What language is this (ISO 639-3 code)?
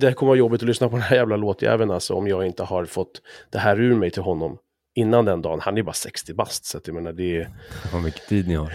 swe